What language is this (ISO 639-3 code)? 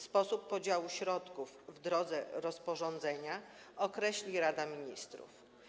pol